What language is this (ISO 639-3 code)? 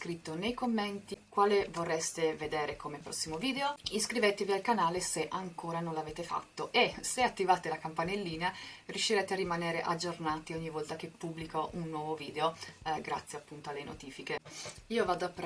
ita